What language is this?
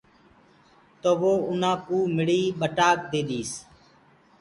Gurgula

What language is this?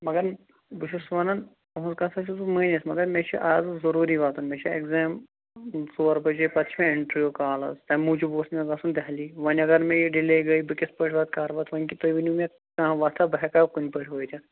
Kashmiri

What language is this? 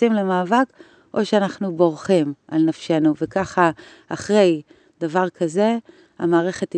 Hebrew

